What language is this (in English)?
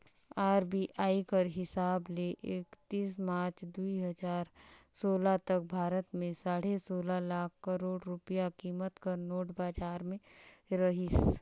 Chhattisgarhi